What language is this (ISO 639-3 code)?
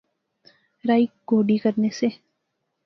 phr